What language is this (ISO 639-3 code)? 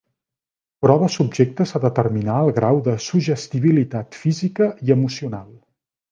cat